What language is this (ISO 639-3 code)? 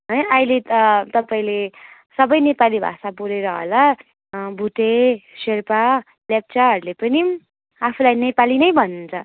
nep